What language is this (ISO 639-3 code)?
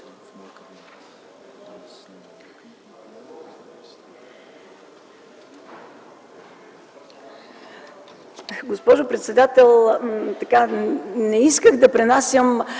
bul